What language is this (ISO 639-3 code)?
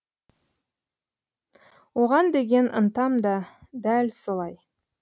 kaz